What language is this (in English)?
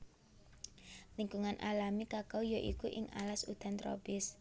Javanese